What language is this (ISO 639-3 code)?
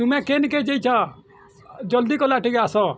ori